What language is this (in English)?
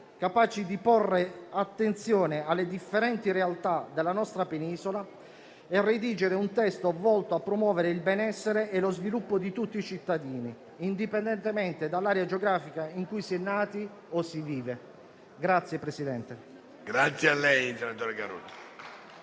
Italian